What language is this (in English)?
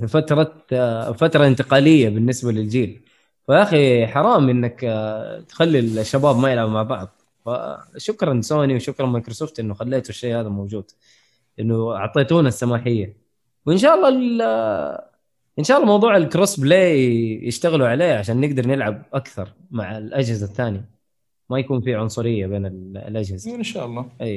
Arabic